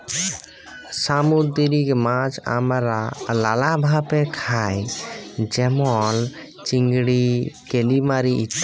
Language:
Bangla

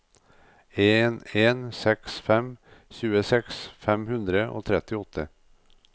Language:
Norwegian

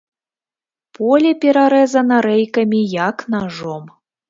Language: Belarusian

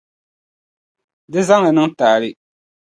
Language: Dagbani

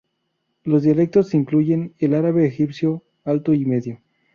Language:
Spanish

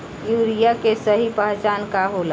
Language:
Bhojpuri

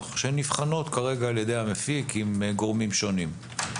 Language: Hebrew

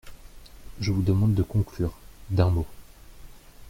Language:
French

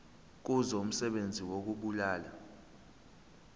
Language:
Zulu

